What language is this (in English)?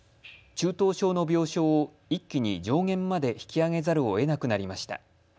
Japanese